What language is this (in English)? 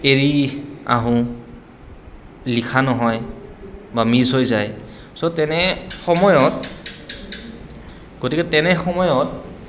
Assamese